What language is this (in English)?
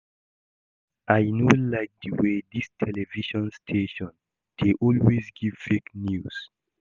Nigerian Pidgin